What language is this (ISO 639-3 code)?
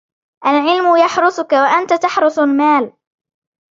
ara